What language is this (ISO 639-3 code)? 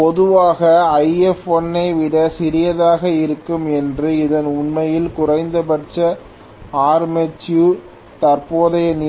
tam